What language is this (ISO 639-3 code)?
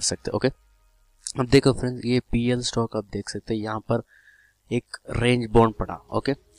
hin